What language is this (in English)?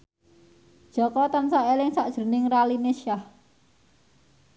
Javanese